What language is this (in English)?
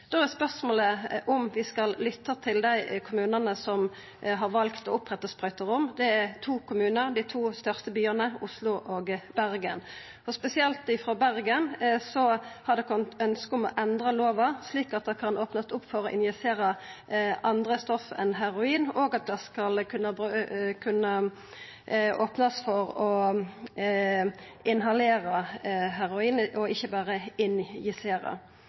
Norwegian Nynorsk